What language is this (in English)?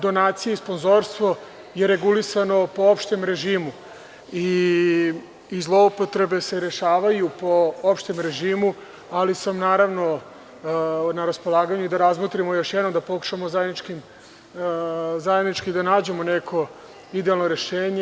Serbian